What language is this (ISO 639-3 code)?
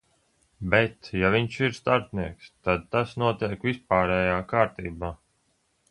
lav